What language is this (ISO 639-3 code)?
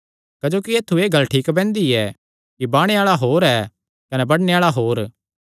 xnr